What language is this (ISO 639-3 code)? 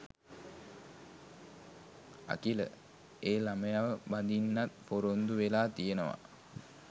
sin